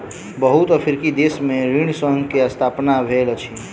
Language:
Maithili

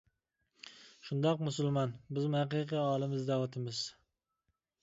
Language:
Uyghur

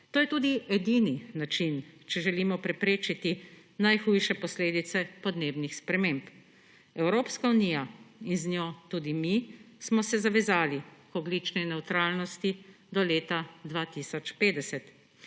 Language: Slovenian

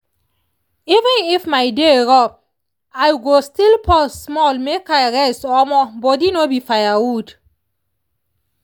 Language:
Nigerian Pidgin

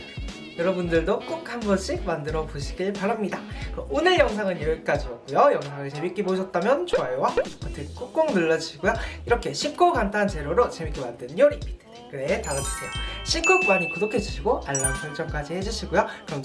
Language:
Korean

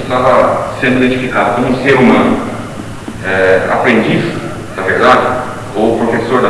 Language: Portuguese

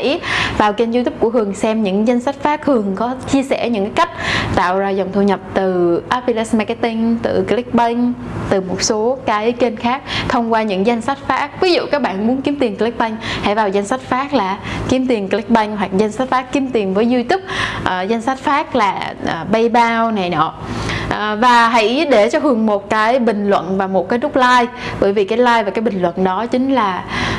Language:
Vietnamese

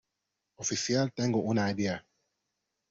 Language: Spanish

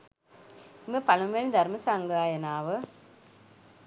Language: Sinhala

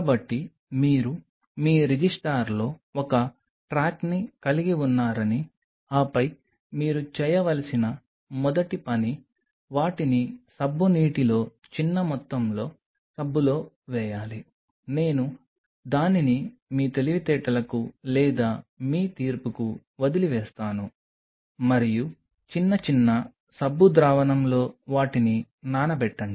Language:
Telugu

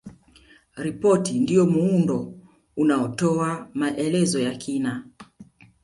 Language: Swahili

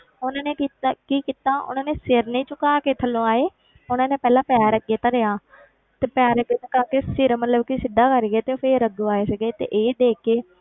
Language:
Punjabi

